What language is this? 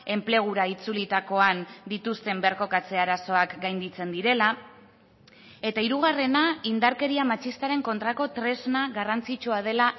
Basque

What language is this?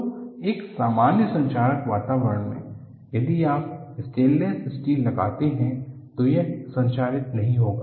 Hindi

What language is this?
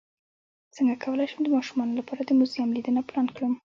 Pashto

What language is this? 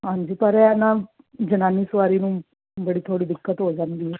Punjabi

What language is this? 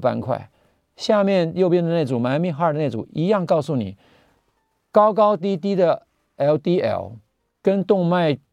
Chinese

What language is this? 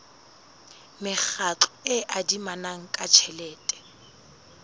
Southern Sotho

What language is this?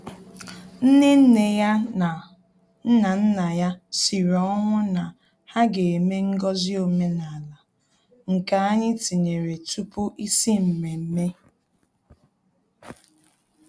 Igbo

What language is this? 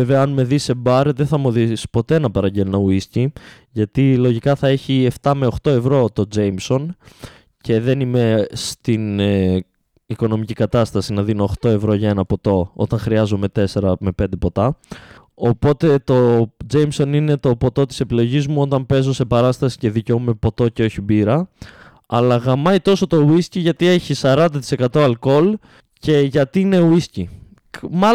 Greek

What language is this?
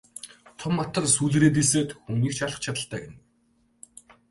Mongolian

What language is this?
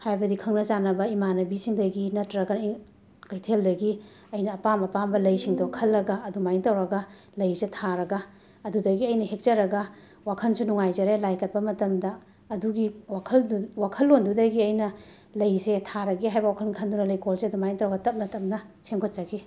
Manipuri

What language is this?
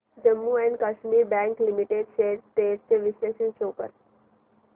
Marathi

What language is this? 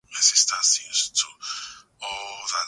Swahili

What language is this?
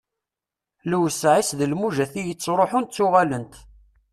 Kabyle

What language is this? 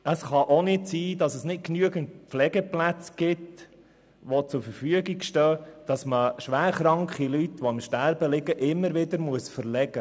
Swiss German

